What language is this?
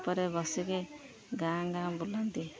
Odia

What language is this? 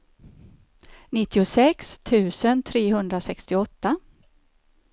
Swedish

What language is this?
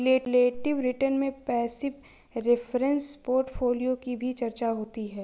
Hindi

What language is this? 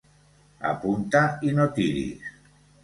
Catalan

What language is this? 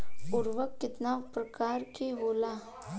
Bhojpuri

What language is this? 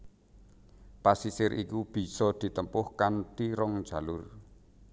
Javanese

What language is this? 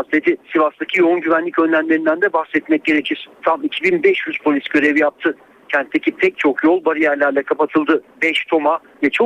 Turkish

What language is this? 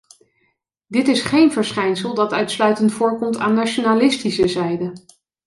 Dutch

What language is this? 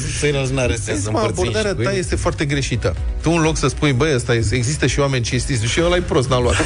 Romanian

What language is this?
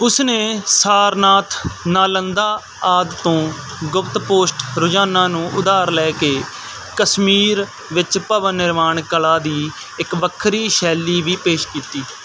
Punjabi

